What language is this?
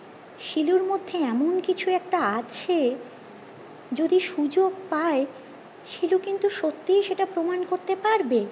Bangla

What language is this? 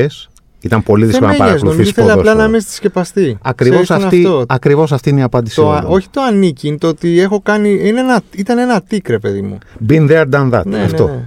Greek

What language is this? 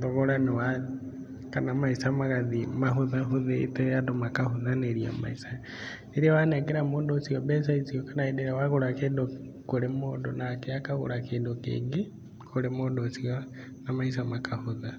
Kikuyu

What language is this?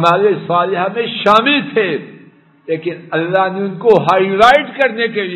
Arabic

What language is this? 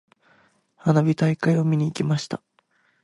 Japanese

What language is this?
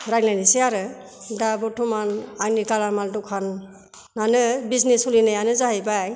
Bodo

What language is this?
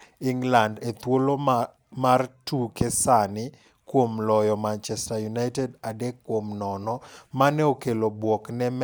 Luo (Kenya and Tanzania)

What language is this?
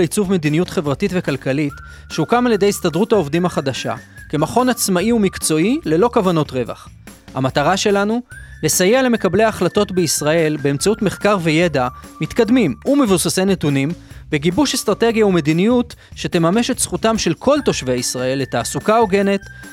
Hebrew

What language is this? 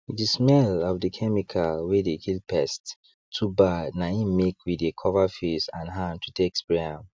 Nigerian Pidgin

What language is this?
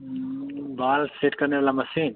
Hindi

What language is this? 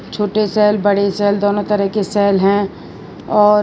Hindi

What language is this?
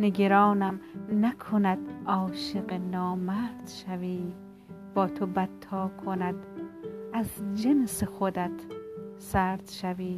Persian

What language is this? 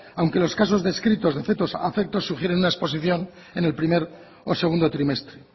Spanish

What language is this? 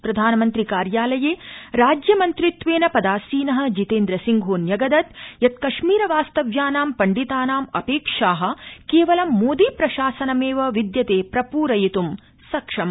Sanskrit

